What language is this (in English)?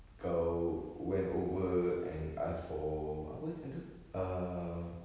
English